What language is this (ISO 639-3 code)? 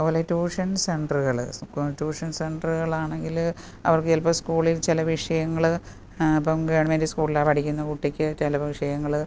mal